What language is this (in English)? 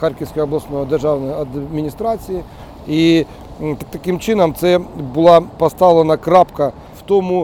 Ukrainian